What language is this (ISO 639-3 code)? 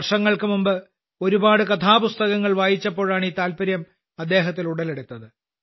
mal